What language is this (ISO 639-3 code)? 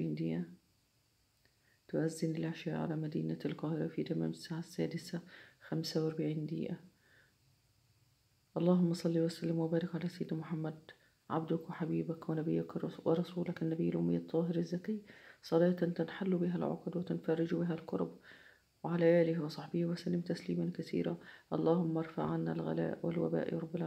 ara